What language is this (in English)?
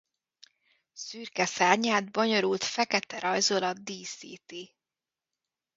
Hungarian